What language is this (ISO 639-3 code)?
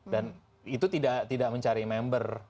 ind